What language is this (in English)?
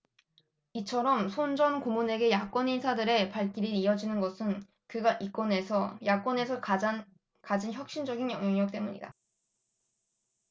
Korean